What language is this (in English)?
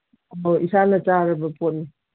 Manipuri